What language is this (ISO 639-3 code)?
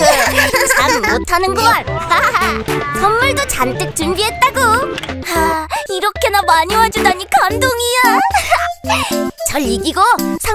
kor